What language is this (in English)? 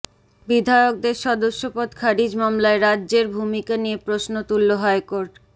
Bangla